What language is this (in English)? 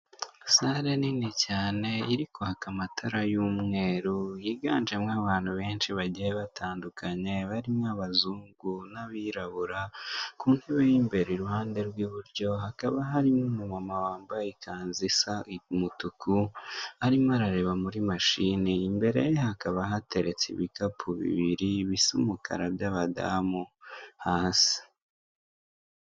Kinyarwanda